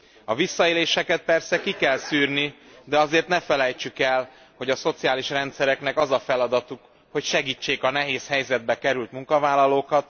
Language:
Hungarian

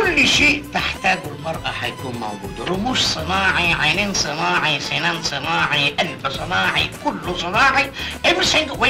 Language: Arabic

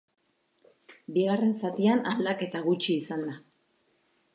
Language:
Basque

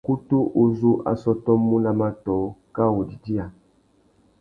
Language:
Tuki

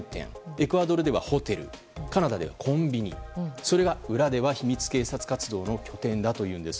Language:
Japanese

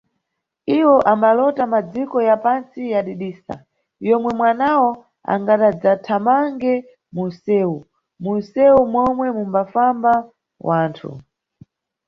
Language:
Nyungwe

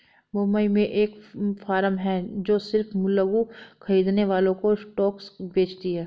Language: Hindi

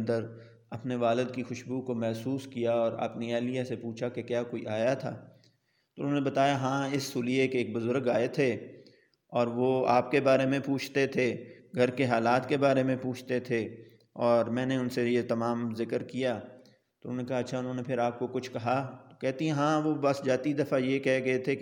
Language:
Urdu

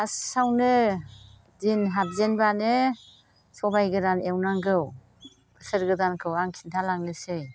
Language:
Bodo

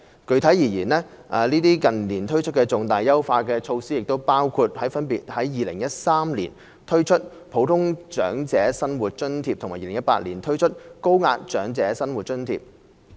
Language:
Cantonese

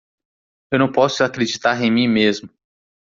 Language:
Portuguese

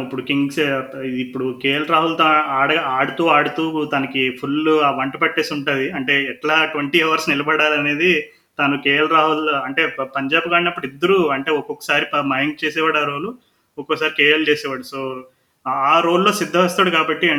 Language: Telugu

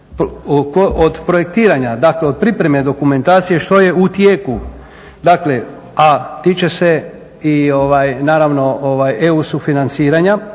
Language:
Croatian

